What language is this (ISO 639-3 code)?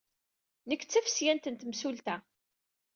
kab